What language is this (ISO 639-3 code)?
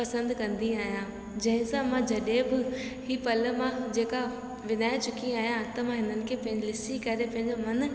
snd